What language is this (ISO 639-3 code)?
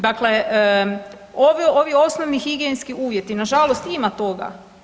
hrv